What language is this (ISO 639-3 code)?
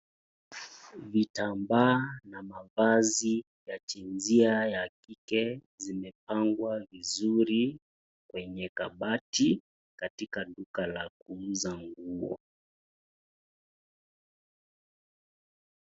swa